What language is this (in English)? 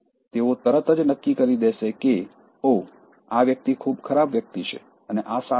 Gujarati